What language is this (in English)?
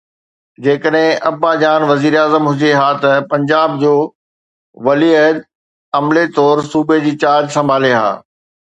Sindhi